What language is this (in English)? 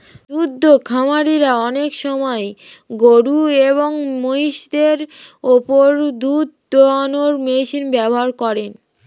Bangla